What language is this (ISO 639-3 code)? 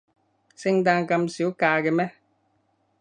yue